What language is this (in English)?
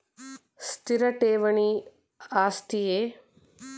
Kannada